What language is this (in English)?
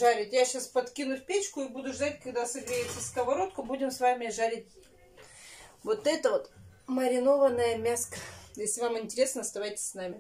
Russian